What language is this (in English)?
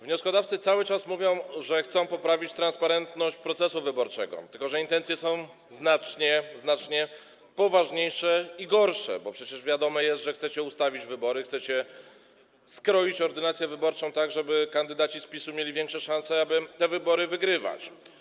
Polish